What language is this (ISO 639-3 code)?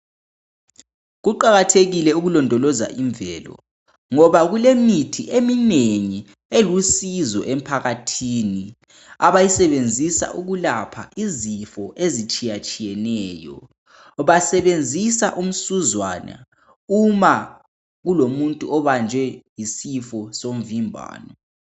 nde